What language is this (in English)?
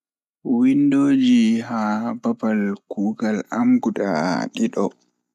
Fula